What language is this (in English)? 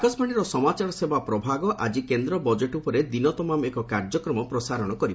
Odia